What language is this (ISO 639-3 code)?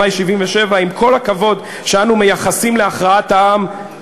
heb